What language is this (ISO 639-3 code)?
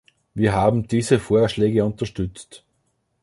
deu